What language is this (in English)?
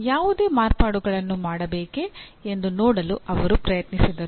Kannada